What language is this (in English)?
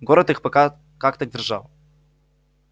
Russian